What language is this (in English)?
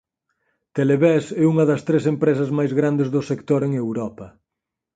Galician